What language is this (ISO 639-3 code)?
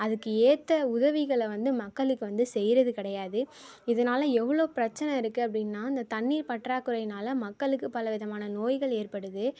tam